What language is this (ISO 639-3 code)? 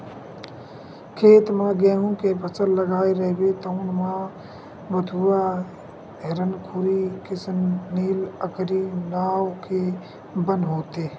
hne